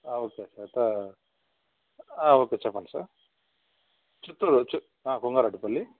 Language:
Telugu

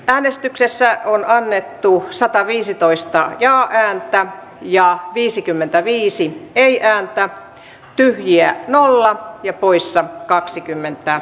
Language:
Finnish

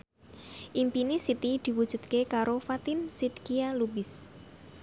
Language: Javanese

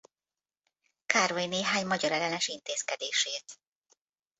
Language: Hungarian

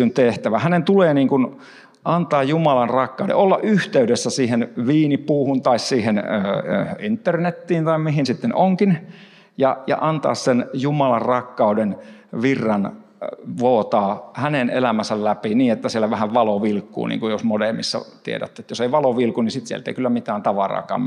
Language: Finnish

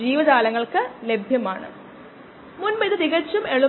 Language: Malayalam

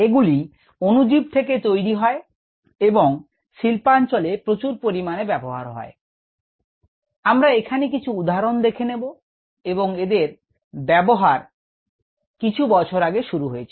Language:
Bangla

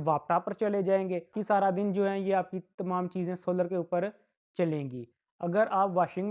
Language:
Urdu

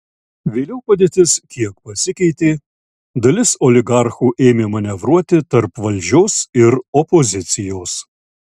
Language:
Lithuanian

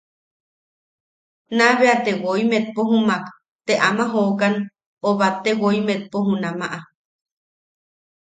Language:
Yaqui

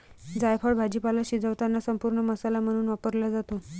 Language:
Marathi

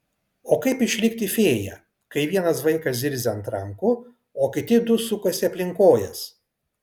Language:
Lithuanian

